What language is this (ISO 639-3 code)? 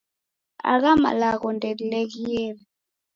dav